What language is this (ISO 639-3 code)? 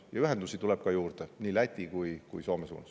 est